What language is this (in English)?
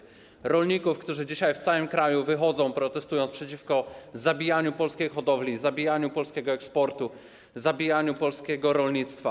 Polish